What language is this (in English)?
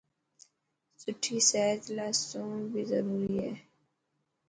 Dhatki